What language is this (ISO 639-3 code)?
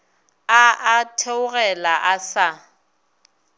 nso